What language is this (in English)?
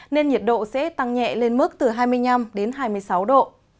Vietnamese